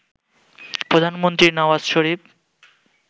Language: Bangla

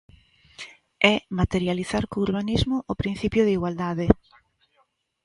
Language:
Galician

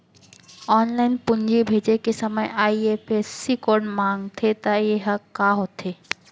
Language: Chhattisgarhi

